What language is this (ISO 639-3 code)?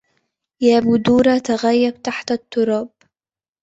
ara